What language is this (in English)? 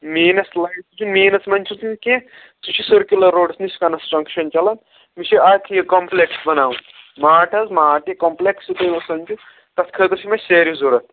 Kashmiri